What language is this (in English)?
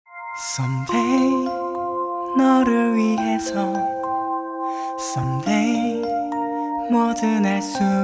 Japanese